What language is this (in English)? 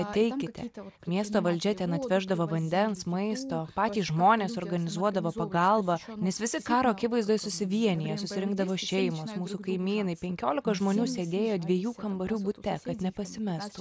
Lithuanian